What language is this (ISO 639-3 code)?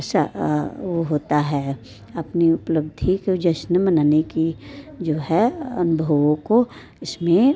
hin